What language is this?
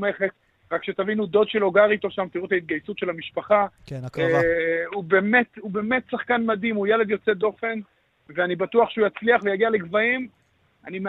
Hebrew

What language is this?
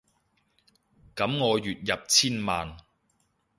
Cantonese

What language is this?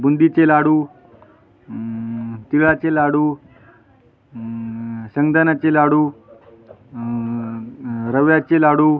Marathi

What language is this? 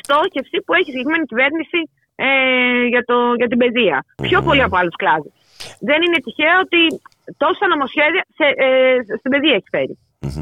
Greek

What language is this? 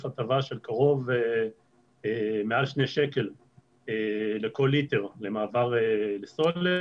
Hebrew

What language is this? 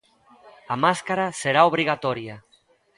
Galician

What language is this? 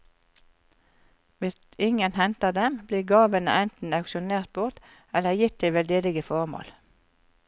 Norwegian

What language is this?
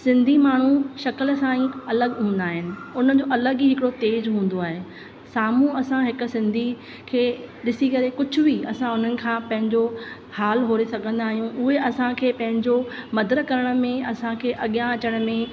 Sindhi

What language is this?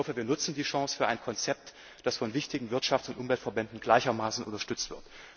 German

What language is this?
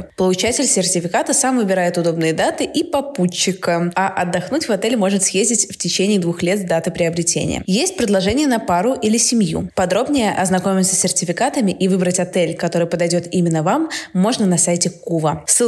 Russian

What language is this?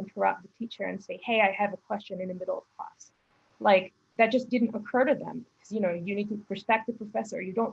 English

